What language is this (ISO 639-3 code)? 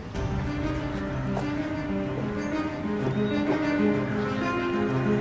tur